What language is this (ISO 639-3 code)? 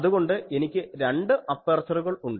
mal